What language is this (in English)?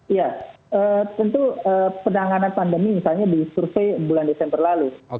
Indonesian